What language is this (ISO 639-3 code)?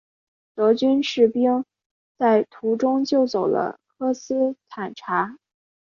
zho